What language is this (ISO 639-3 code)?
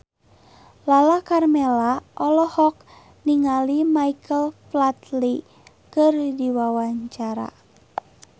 sun